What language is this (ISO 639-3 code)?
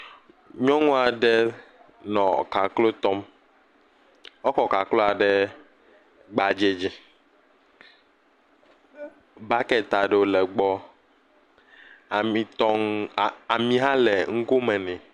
ewe